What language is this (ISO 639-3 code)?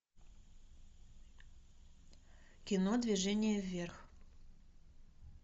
rus